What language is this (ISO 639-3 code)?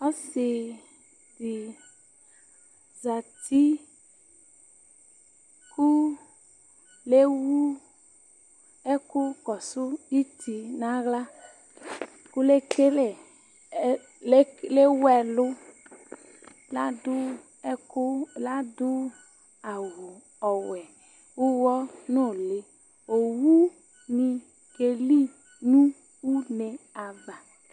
kpo